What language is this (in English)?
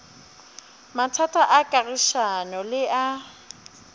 Northern Sotho